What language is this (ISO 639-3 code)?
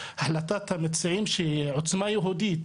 heb